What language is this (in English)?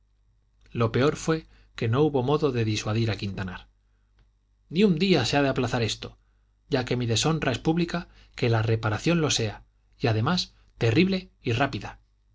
Spanish